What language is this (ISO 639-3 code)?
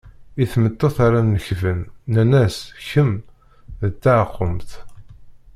kab